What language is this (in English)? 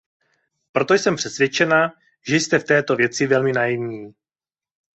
Czech